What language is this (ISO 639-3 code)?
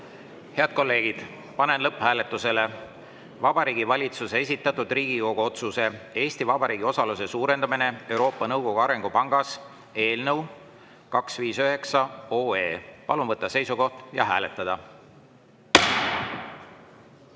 est